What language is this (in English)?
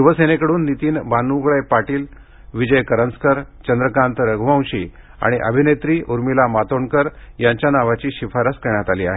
Marathi